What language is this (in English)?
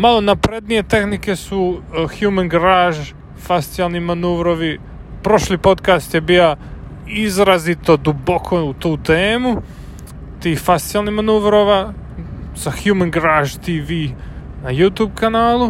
Croatian